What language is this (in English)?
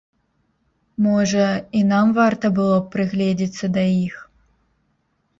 Belarusian